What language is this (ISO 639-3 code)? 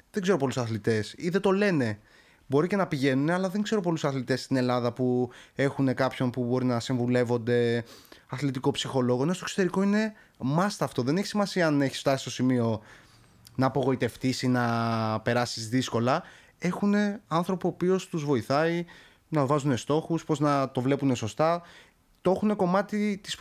ell